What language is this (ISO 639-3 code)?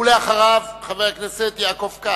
heb